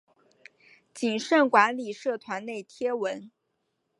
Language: Chinese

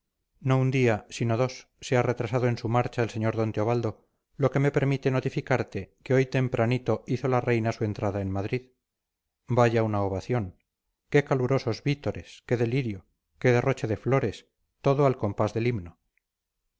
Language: Spanish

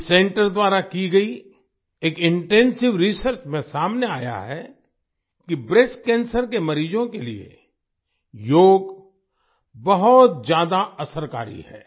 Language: Hindi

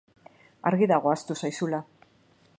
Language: Basque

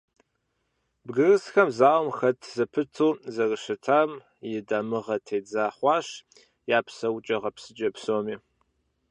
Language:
Kabardian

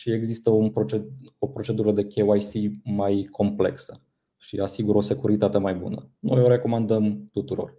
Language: Romanian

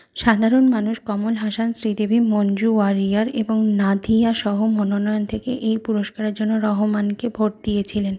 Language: Bangla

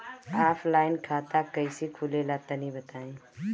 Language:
Bhojpuri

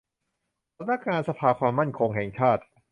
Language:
Thai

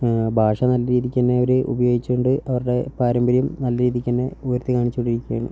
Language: Malayalam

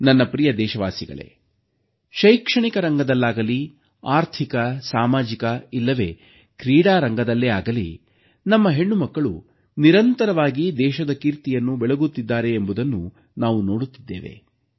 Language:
Kannada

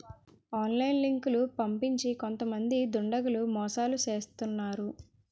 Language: Telugu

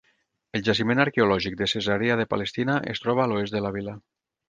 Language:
Catalan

